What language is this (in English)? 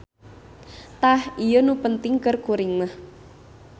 Sundanese